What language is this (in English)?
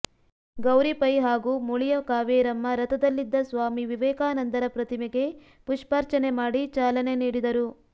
Kannada